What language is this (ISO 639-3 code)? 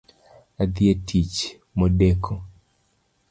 luo